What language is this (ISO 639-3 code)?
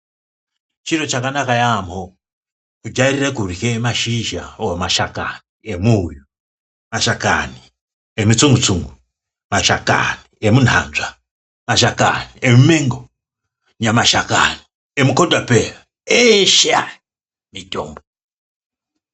ndc